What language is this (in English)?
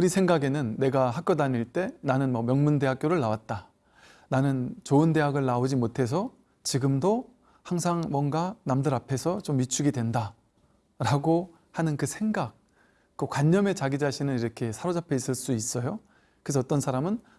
Korean